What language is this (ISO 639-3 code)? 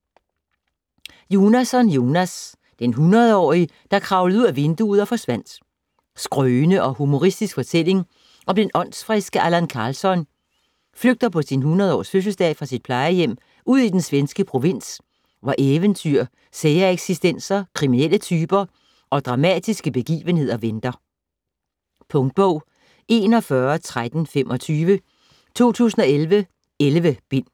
dan